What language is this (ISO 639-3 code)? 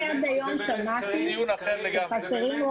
heb